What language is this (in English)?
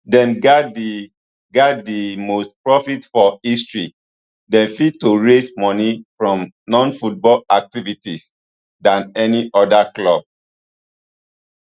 Nigerian Pidgin